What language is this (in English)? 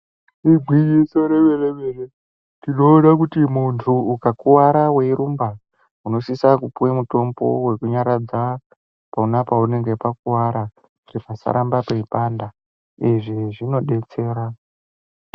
Ndau